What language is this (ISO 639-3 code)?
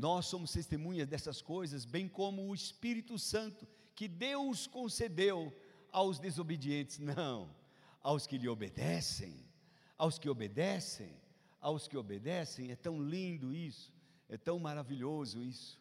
por